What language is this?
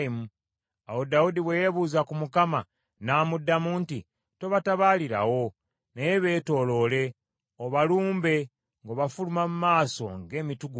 Ganda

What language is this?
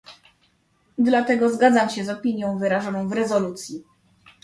Polish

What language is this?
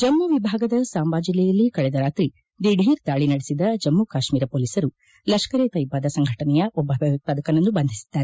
Kannada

